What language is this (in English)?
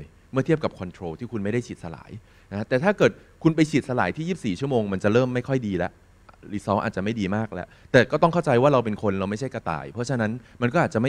Thai